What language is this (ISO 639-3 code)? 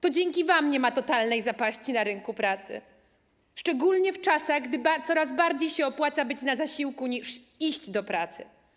pol